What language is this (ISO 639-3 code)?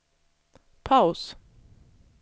swe